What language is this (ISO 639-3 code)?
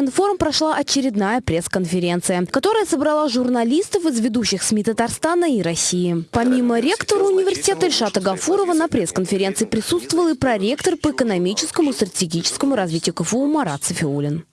rus